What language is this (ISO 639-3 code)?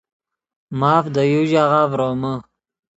ydg